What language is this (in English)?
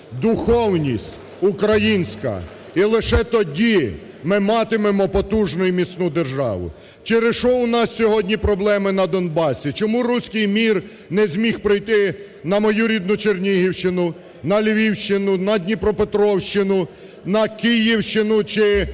Ukrainian